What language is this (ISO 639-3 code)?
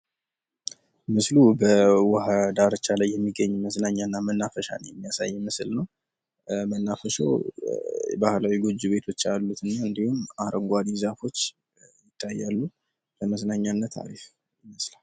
amh